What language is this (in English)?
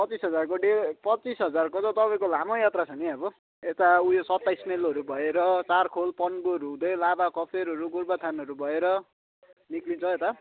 Nepali